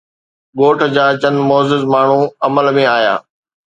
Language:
Sindhi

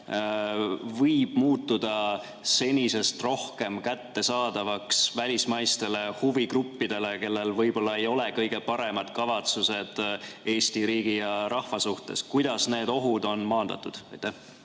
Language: Estonian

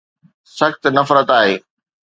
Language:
Sindhi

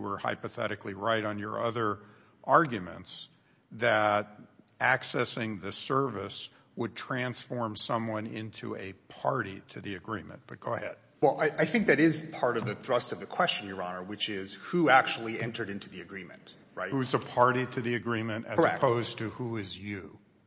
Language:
English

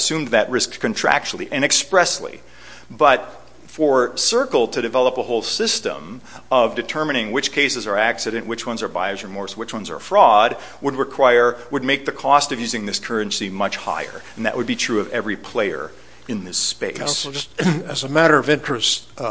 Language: English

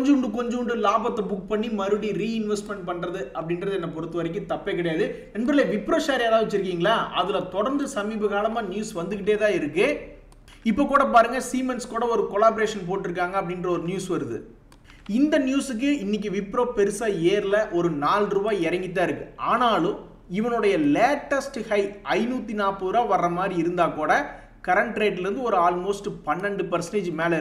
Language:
Tamil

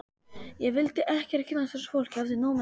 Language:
Icelandic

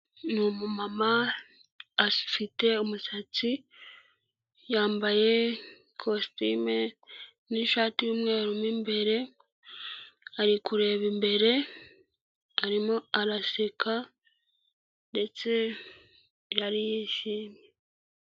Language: Kinyarwanda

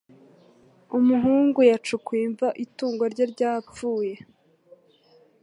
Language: Kinyarwanda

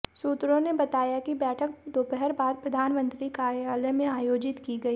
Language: Hindi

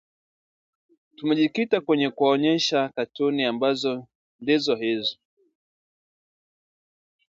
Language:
Swahili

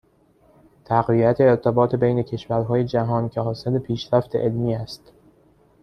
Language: Persian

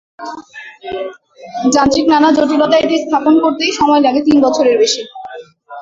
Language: Bangla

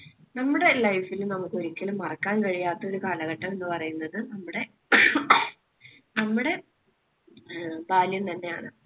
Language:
Malayalam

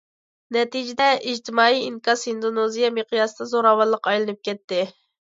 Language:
Uyghur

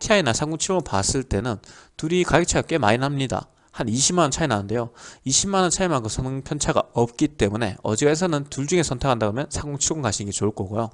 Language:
Korean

